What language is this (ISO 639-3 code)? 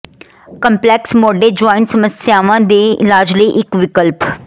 pan